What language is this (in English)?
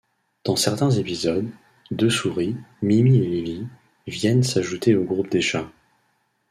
French